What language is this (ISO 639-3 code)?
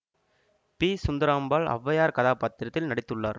tam